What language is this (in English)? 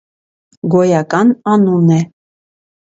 Armenian